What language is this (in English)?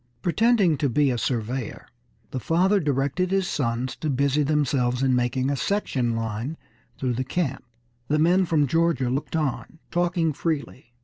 English